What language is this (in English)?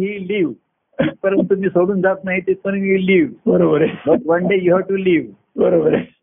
Marathi